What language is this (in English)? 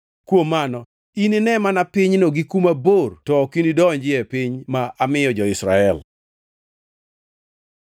Luo (Kenya and Tanzania)